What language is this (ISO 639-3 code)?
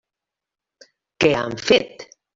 cat